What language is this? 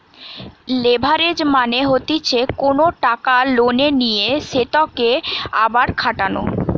Bangla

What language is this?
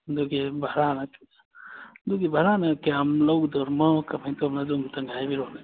Manipuri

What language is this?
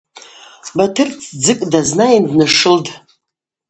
Abaza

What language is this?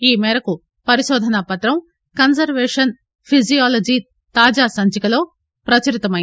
Telugu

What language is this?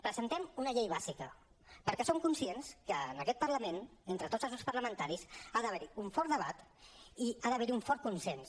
Catalan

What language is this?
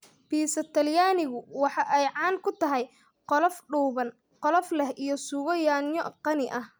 Somali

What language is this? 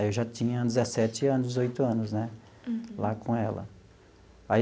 Portuguese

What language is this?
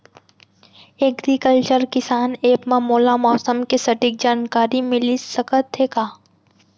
Chhattisgarhi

